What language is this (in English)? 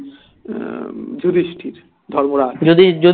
Bangla